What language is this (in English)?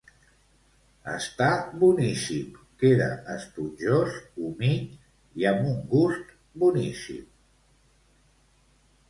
Catalan